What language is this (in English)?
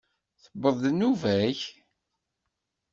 Kabyle